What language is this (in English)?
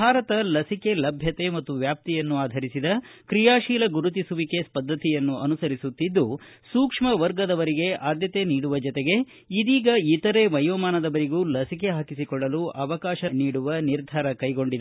Kannada